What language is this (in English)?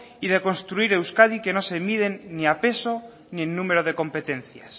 Spanish